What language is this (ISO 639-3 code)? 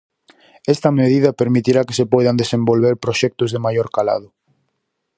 glg